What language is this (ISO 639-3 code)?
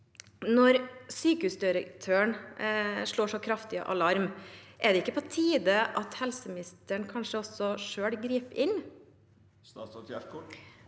nor